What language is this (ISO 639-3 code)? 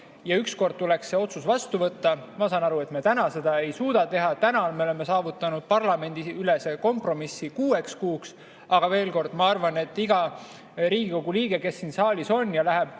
est